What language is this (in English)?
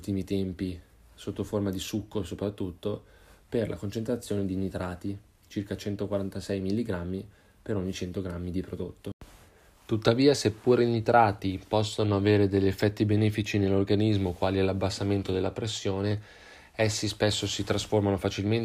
Italian